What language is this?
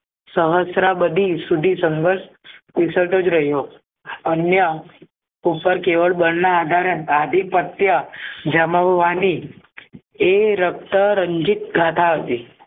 Gujarati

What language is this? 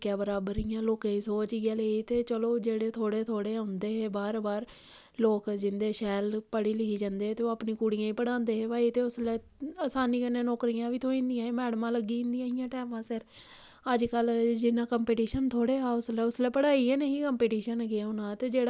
Dogri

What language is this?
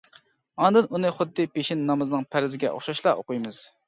Uyghur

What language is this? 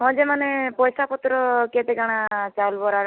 Odia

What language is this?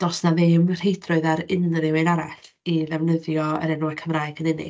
Welsh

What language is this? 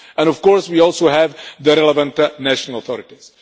English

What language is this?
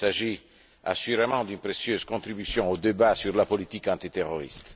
French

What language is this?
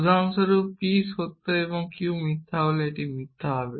Bangla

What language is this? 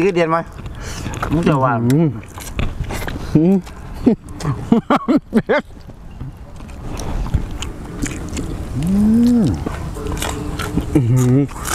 Thai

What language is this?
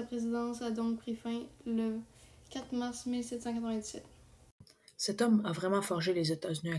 French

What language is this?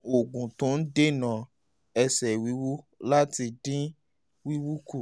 Yoruba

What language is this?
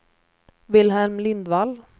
Swedish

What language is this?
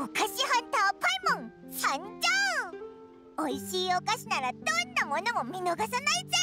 Japanese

